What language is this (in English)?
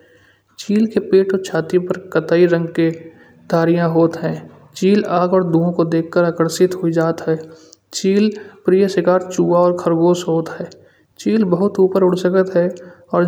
Kanauji